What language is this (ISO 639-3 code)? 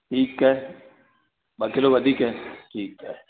snd